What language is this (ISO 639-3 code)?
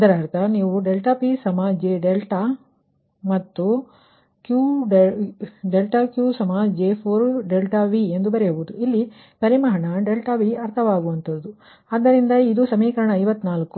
kan